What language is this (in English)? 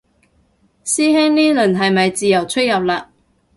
Cantonese